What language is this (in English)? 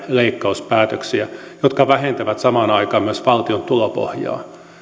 Finnish